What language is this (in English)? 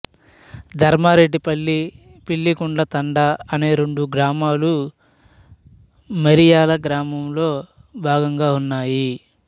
Telugu